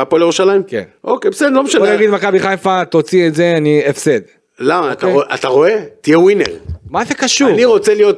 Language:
Hebrew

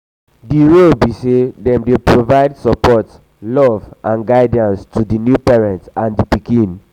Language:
Nigerian Pidgin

